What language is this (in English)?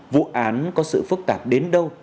Vietnamese